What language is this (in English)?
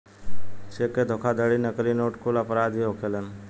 Bhojpuri